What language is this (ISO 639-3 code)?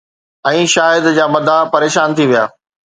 snd